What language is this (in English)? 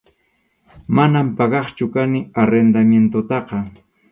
Arequipa-La Unión Quechua